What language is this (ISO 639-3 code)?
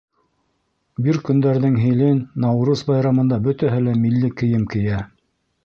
bak